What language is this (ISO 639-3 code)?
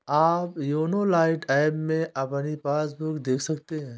hin